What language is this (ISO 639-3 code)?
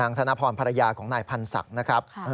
tha